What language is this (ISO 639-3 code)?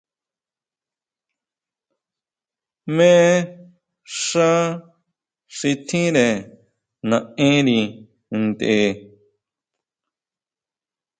mau